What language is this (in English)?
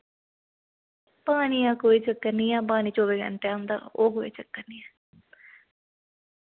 Dogri